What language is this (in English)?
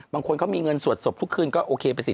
Thai